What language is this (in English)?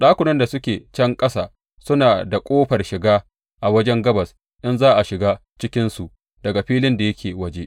Hausa